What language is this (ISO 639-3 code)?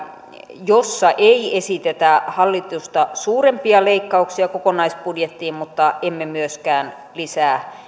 fin